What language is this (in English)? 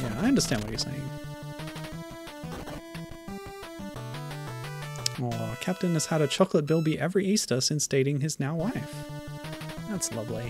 English